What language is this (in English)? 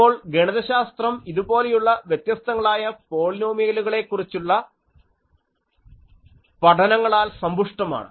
Malayalam